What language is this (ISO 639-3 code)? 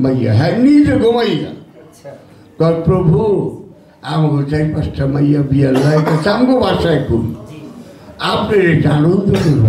tur